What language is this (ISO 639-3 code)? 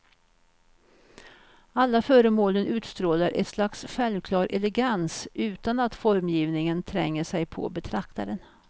swe